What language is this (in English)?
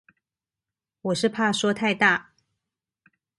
Chinese